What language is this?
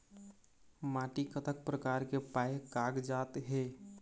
Chhattisgarhi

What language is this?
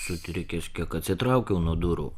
Lithuanian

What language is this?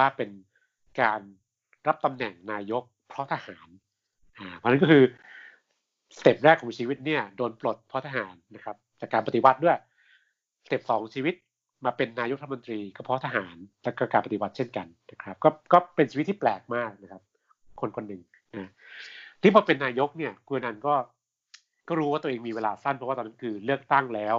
Thai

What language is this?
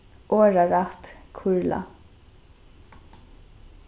Faroese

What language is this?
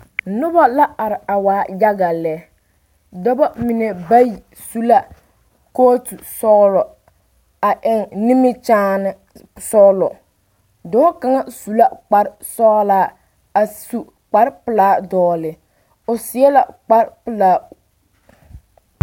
Southern Dagaare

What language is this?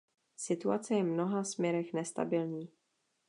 Czech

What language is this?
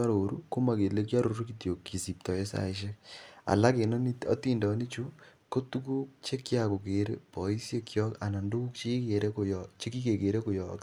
Kalenjin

